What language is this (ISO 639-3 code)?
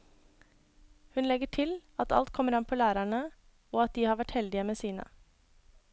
nor